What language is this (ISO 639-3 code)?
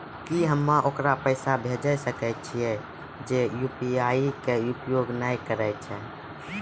mai